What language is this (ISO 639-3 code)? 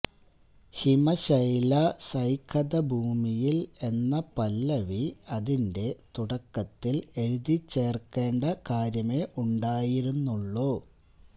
mal